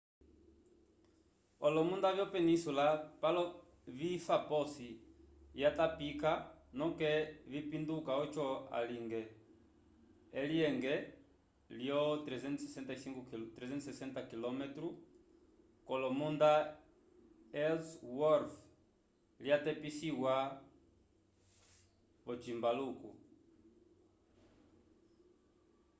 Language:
Umbundu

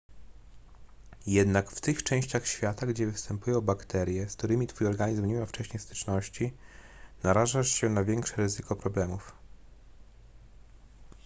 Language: Polish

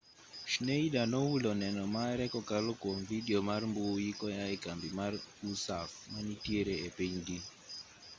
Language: Luo (Kenya and Tanzania)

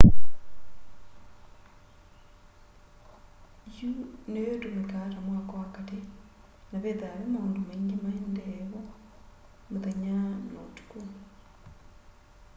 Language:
Kamba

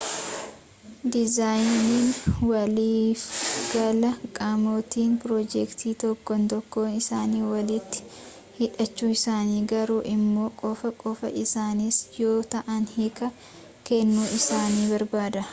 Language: Oromo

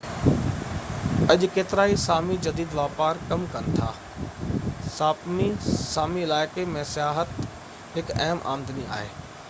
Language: Sindhi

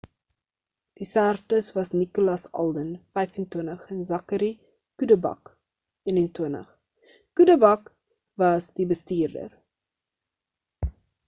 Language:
Afrikaans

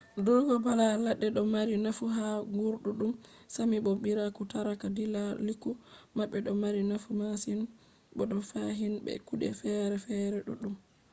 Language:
Fula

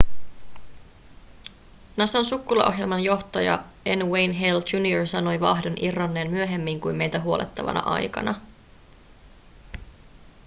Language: Finnish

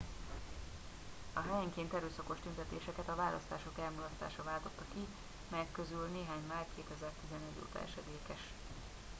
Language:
Hungarian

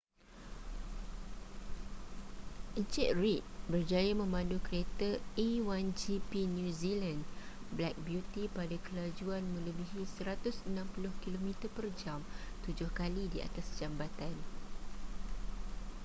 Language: Malay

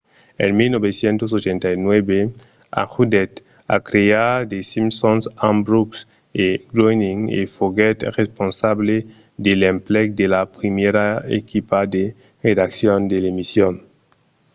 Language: Occitan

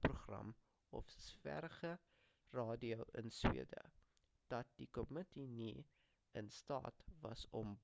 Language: Afrikaans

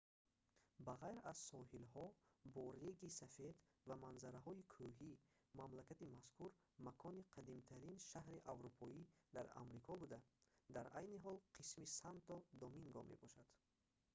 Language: Tajik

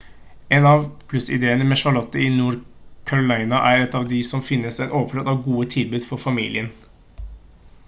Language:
Norwegian Bokmål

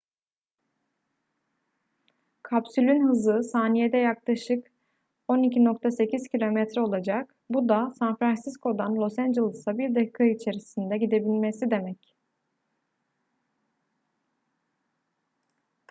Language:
Turkish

